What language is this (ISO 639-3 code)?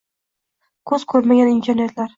uzb